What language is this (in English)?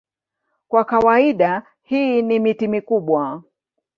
Swahili